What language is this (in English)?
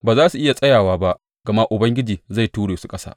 Hausa